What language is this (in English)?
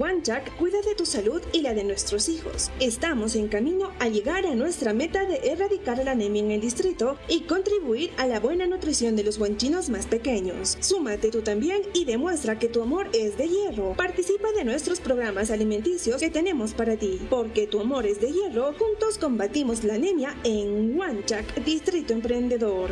Spanish